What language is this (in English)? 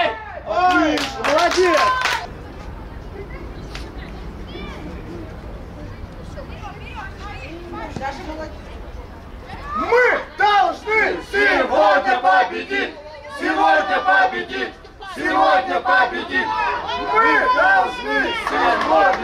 Russian